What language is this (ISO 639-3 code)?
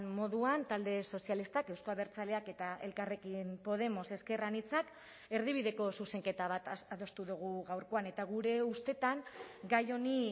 eus